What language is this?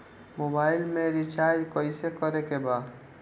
Bhojpuri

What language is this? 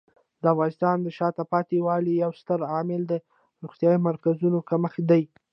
Pashto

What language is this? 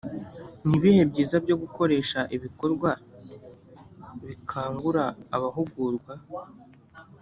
Kinyarwanda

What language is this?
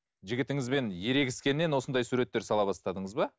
Kazakh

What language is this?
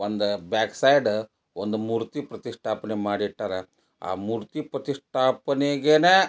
Kannada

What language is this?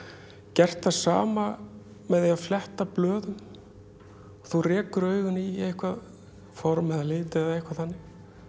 Icelandic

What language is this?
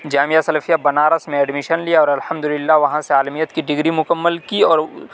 Urdu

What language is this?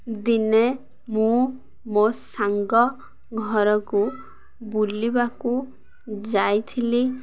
Odia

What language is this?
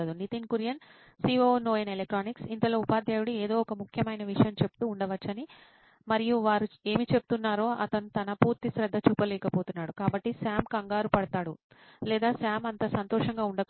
Telugu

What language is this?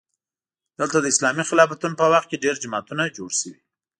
Pashto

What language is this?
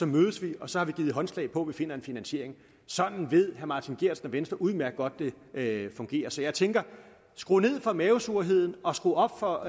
Danish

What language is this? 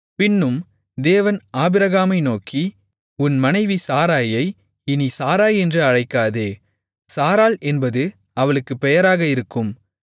Tamil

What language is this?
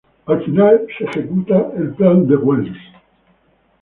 Spanish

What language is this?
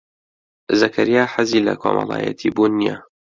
Central Kurdish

